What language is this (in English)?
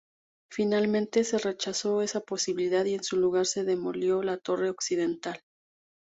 Spanish